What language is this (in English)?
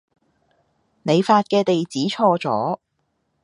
Cantonese